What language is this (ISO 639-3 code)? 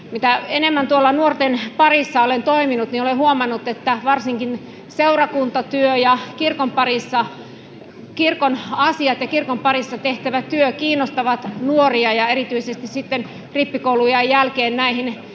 fin